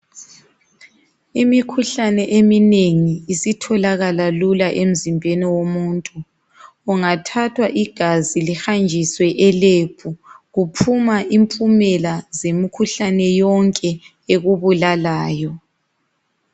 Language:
North Ndebele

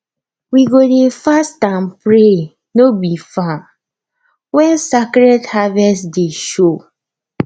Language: Nigerian Pidgin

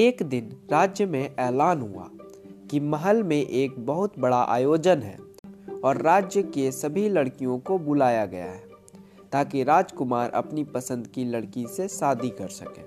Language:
Hindi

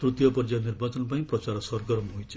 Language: Odia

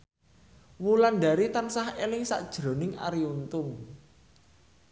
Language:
Javanese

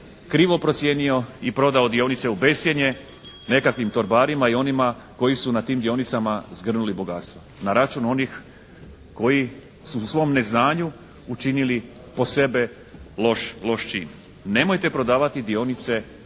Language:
Croatian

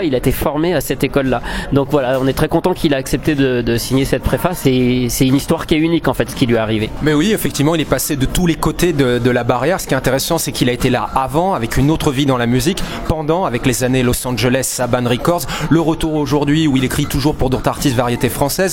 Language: French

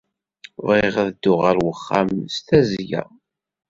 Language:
Kabyle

